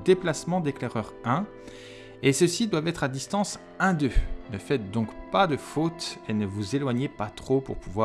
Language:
French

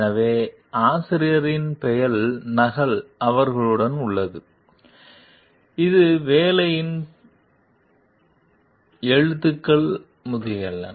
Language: Tamil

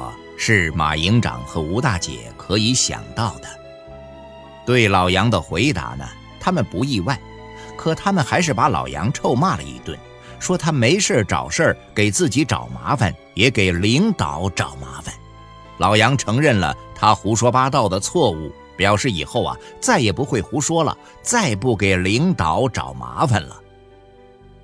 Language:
Chinese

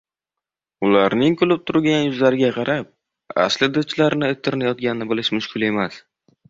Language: Uzbek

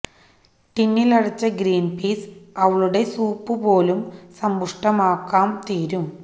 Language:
Malayalam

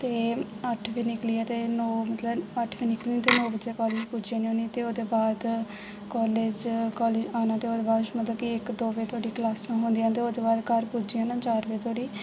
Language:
Dogri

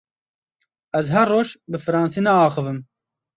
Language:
Kurdish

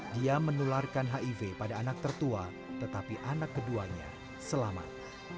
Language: Indonesian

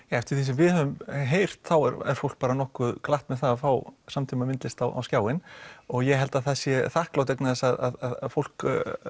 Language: Icelandic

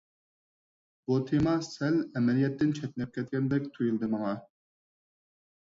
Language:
Uyghur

